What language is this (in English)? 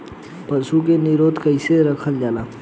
Bhojpuri